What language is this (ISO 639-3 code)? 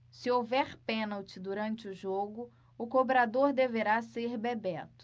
por